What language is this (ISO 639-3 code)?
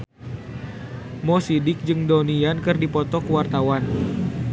sun